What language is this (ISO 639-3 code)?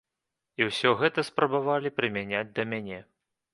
bel